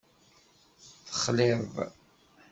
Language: Kabyle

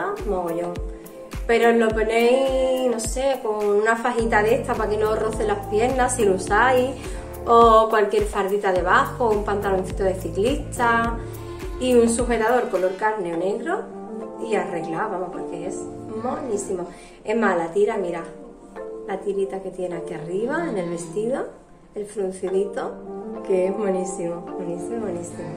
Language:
Spanish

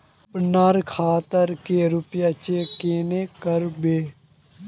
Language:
Magahi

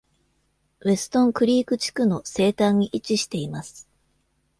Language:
Japanese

